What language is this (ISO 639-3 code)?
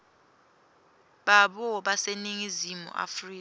ssw